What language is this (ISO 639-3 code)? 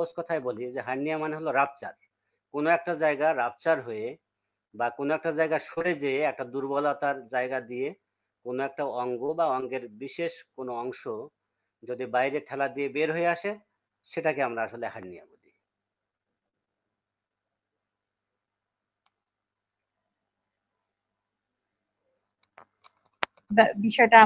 ind